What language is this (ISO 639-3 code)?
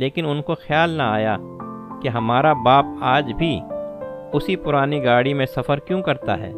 urd